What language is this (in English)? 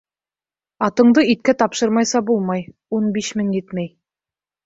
Bashkir